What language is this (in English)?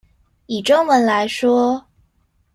Chinese